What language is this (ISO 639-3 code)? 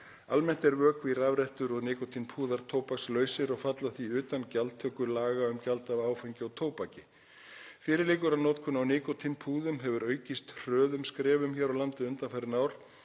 isl